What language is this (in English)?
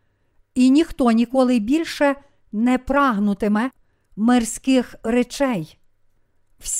Ukrainian